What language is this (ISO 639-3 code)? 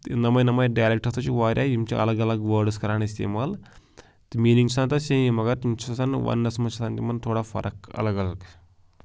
kas